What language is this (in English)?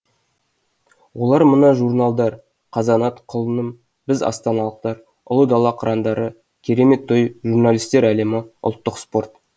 Kazakh